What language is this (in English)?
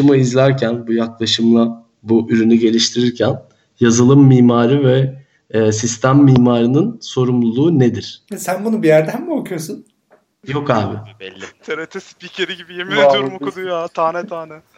Turkish